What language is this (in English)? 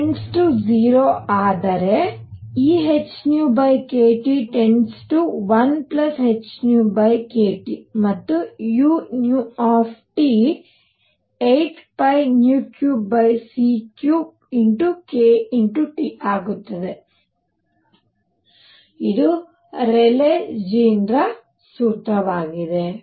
Kannada